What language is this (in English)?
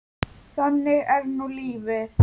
Icelandic